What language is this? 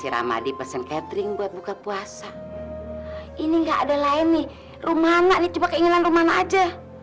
Indonesian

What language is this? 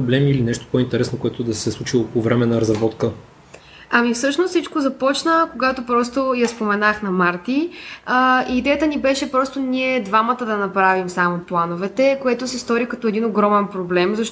Bulgarian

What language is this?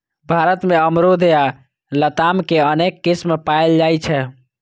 Maithili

